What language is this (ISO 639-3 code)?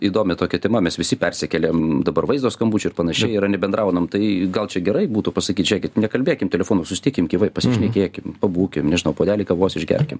lit